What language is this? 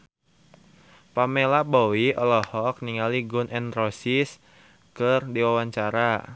Sundanese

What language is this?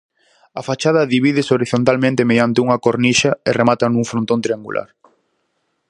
Galician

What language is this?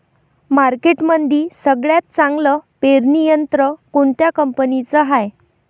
Marathi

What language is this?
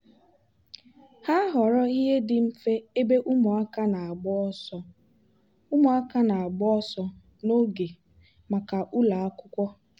Igbo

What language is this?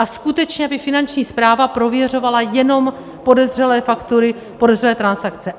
Czech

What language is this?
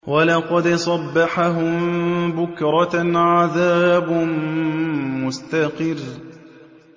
Arabic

